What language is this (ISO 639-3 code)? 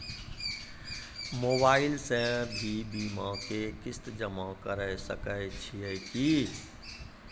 mai